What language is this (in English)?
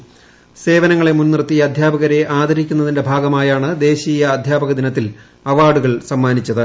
Malayalam